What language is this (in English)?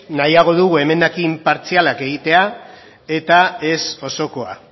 Basque